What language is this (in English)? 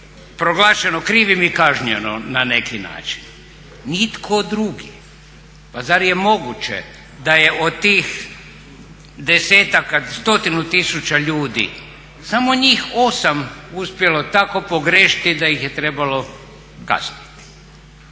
Croatian